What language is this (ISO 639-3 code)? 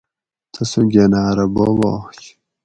gwc